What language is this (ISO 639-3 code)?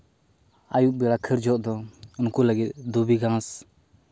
sat